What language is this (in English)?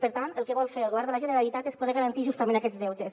Catalan